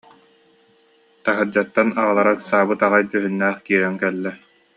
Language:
Yakut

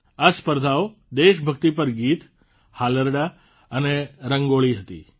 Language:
Gujarati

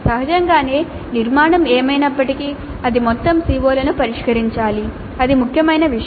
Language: Telugu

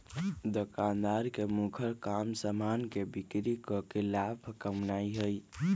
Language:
Magahi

